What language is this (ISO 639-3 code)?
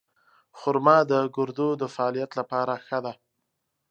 pus